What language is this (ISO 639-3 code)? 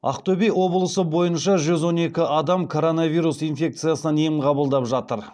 kaz